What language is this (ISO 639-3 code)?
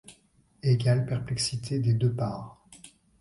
fra